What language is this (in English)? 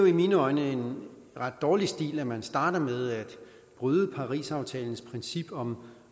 Danish